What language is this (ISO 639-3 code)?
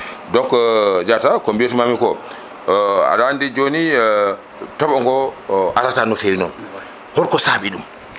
ful